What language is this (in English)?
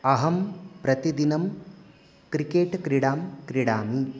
Sanskrit